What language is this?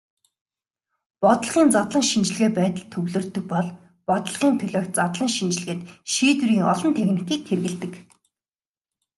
Mongolian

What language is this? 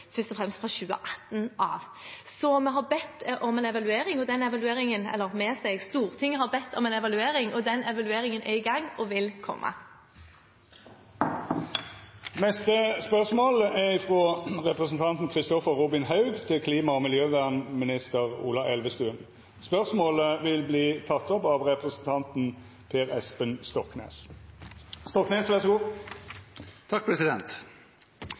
Norwegian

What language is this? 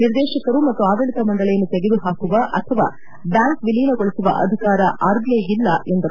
Kannada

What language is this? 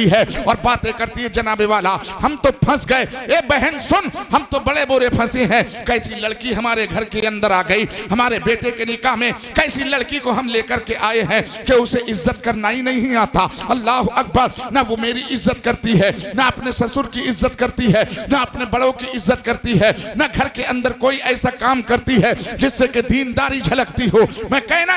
Hindi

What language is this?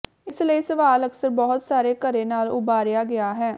Punjabi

